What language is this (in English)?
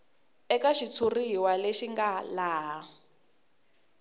Tsonga